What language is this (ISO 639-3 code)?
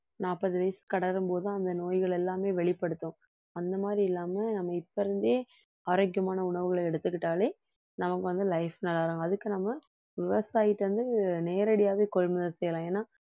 tam